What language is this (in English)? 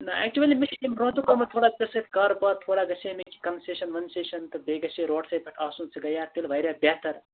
Kashmiri